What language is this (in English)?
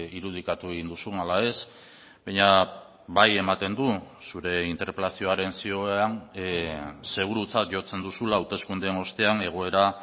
Basque